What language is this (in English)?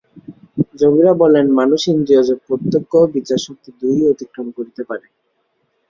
Bangla